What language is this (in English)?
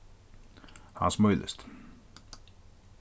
Faroese